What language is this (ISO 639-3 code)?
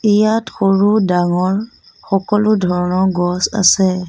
asm